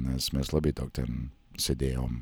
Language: Lithuanian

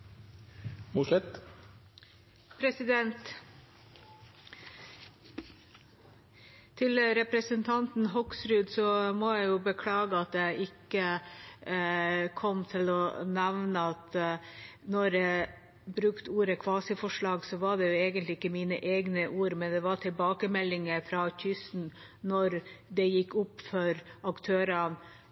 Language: Norwegian Bokmål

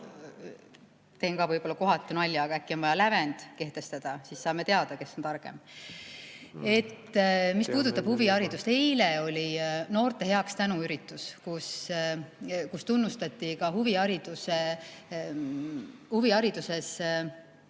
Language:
Estonian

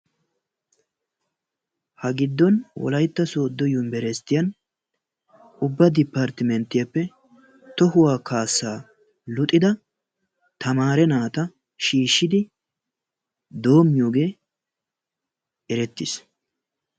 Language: Wolaytta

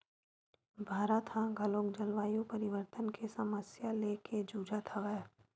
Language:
Chhattisgarhi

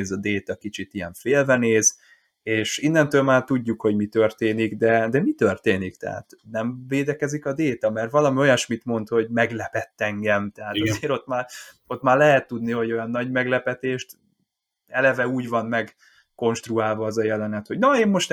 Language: Hungarian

